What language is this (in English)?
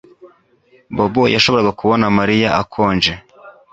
Kinyarwanda